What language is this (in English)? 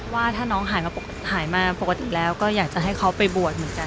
Thai